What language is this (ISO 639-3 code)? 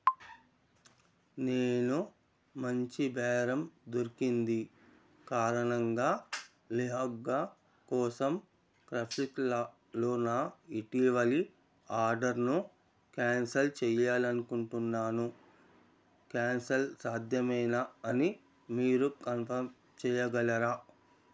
tel